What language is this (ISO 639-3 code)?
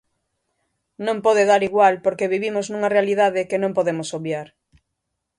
glg